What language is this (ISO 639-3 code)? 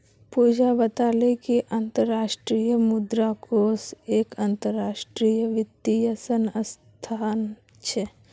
mag